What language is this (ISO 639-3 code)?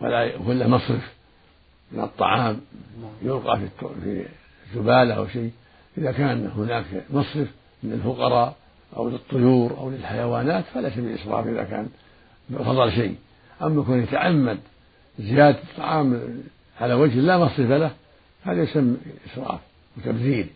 ara